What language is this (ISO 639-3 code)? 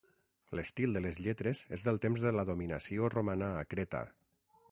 cat